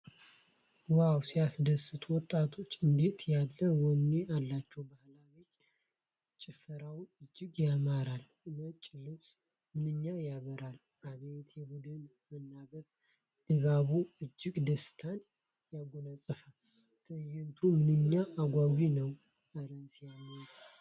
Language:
Amharic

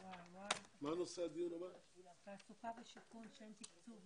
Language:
Hebrew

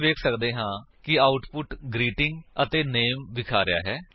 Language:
Punjabi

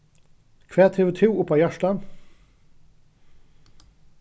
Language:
Faroese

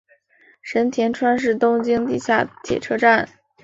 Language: Chinese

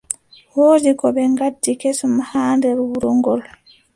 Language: Adamawa Fulfulde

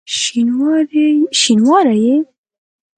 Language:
Pashto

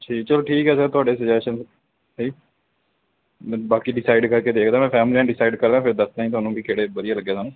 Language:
Punjabi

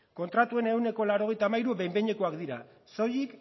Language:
Basque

